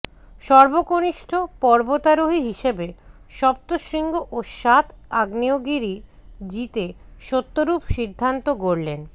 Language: Bangla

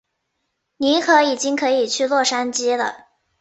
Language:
Chinese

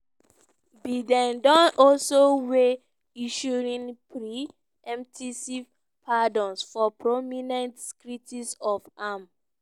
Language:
Nigerian Pidgin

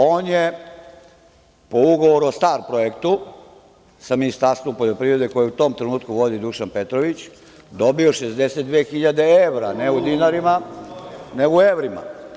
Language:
Serbian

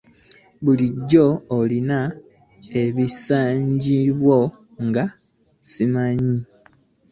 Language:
Ganda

